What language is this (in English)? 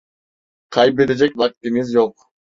Turkish